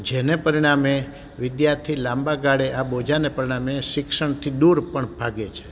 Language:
Gujarati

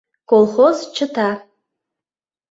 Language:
Mari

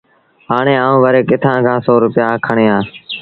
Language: Sindhi Bhil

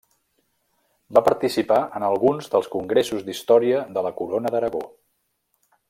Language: Catalan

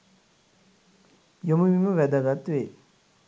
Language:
Sinhala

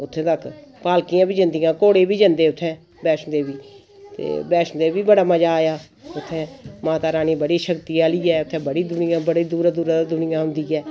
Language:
Dogri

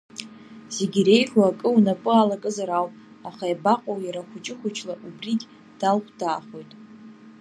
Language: Abkhazian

